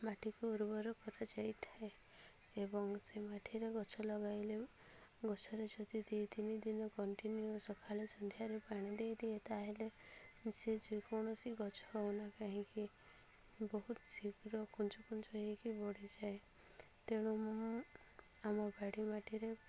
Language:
Odia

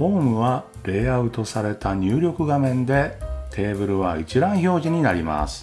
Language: Japanese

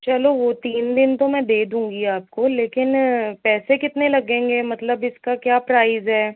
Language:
Hindi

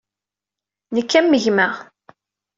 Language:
Kabyle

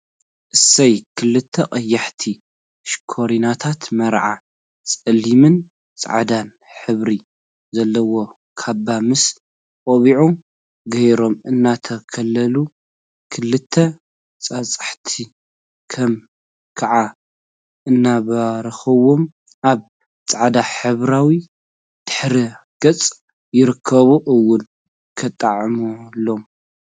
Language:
Tigrinya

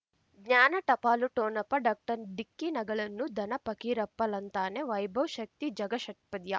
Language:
Kannada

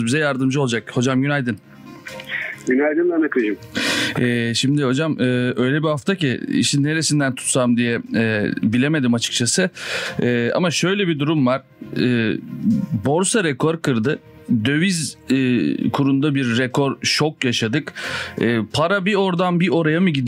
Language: Turkish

